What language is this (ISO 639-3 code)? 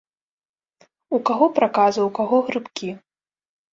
bel